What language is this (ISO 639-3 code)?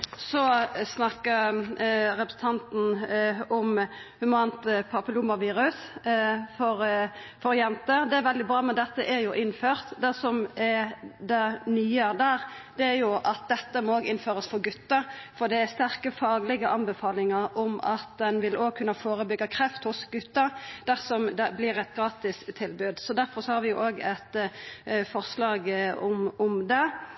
nno